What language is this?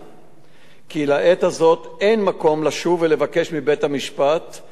Hebrew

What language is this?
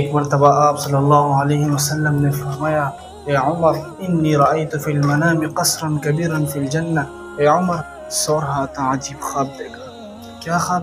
Hindi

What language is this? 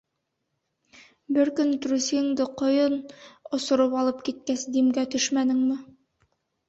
Bashkir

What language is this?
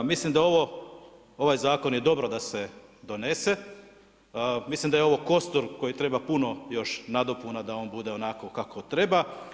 Croatian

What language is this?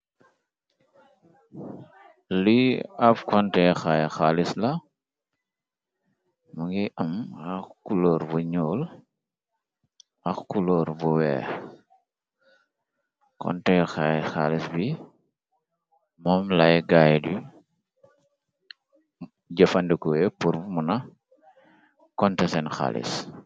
Wolof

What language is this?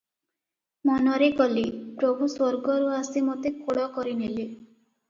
Odia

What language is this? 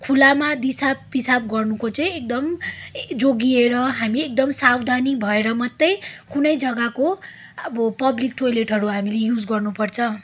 Nepali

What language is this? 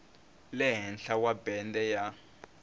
Tsonga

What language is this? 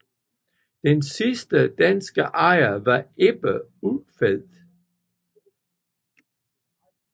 Danish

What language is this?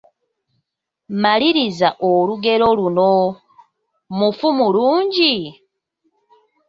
Ganda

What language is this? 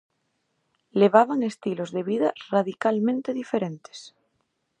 Galician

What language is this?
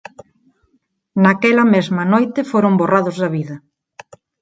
Galician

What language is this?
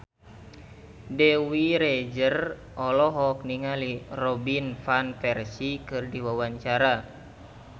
Sundanese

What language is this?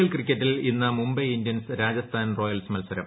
Malayalam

